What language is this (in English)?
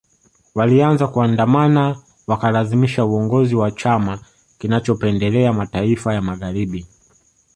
Swahili